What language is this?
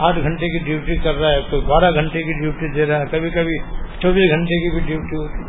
Urdu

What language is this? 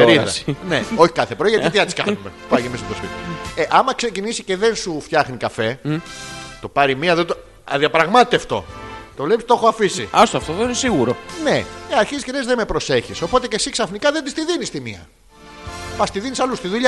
Greek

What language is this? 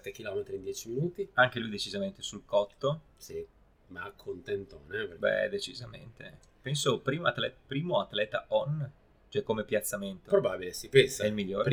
Italian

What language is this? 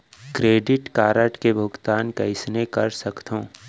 Chhattisgarhi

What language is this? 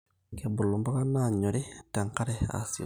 Masai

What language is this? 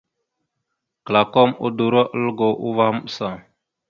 Mada (Cameroon)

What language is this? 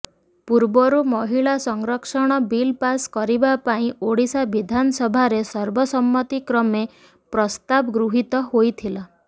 Odia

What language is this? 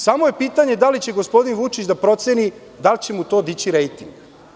Serbian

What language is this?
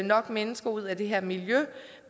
Danish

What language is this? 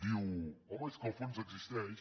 Catalan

